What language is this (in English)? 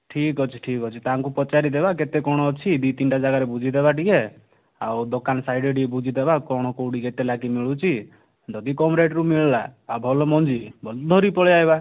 Odia